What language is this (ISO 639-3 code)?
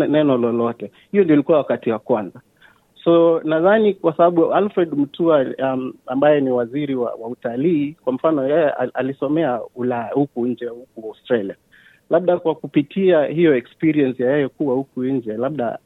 swa